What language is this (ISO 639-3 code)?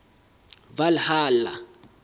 sot